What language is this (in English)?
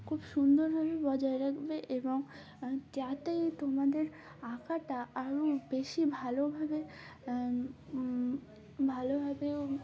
Bangla